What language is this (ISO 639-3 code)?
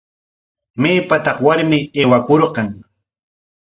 qwa